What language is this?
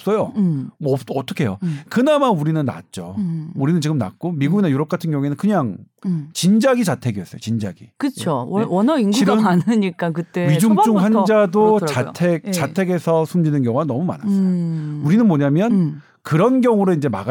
Korean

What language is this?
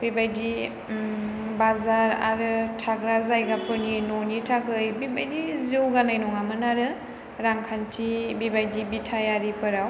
Bodo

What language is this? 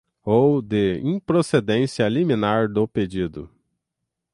Portuguese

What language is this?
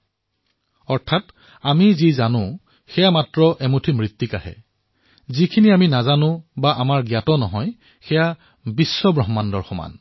Assamese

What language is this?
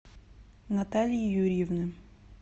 Russian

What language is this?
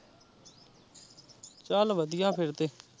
Punjabi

